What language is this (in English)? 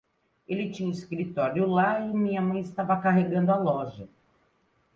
Portuguese